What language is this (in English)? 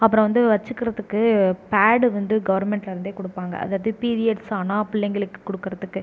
Tamil